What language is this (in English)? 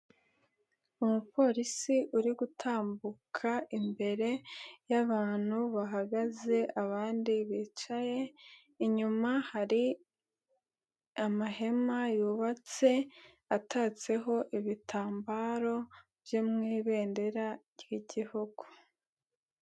Kinyarwanda